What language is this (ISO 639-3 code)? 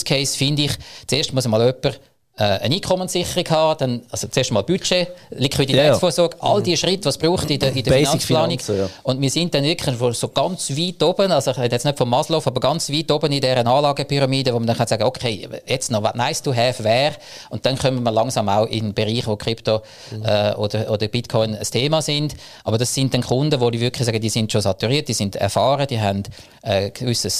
deu